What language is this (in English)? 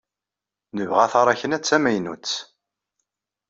Kabyle